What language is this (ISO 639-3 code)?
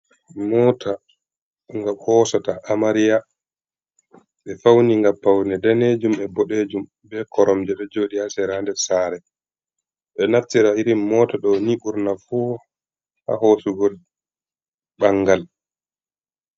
ful